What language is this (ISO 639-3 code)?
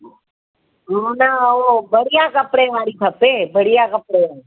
snd